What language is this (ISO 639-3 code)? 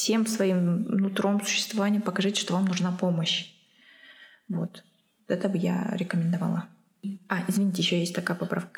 rus